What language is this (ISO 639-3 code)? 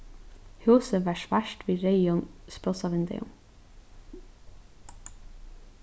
fao